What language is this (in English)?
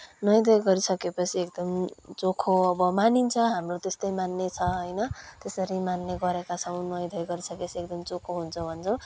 Nepali